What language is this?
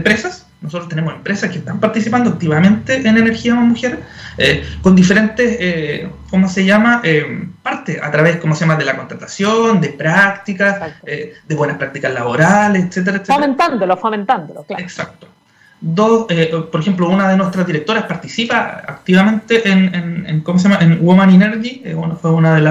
Spanish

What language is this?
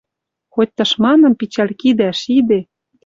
Western Mari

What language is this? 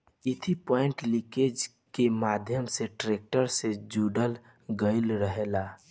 Bhojpuri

